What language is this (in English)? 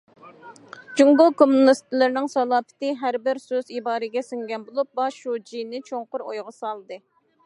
Uyghur